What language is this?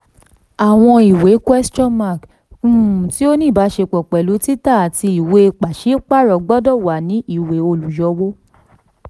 Yoruba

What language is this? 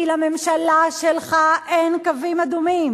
Hebrew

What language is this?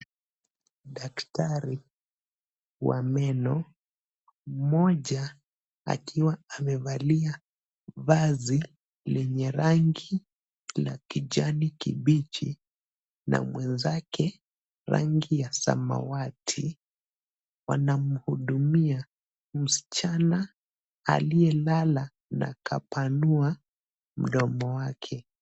Swahili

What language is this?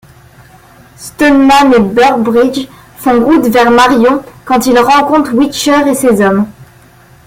French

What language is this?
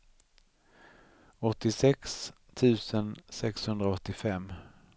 Swedish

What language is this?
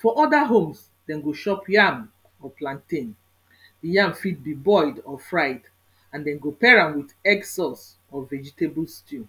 Nigerian Pidgin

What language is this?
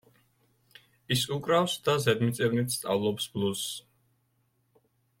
Georgian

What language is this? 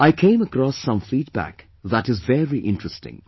English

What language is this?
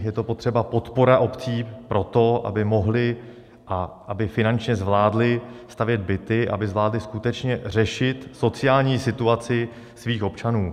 Czech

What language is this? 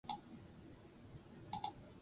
Basque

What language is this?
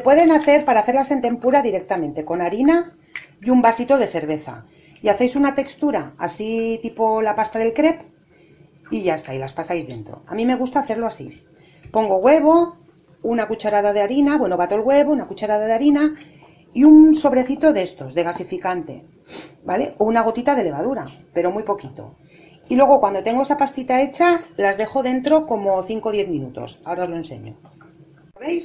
Spanish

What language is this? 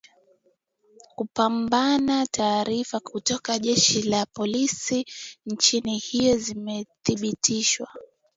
Swahili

